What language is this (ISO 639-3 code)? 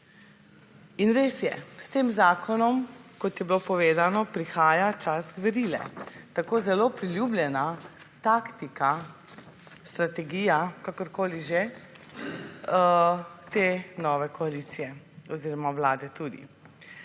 slv